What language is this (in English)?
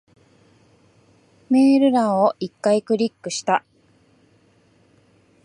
Japanese